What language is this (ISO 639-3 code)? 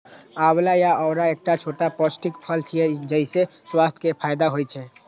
mai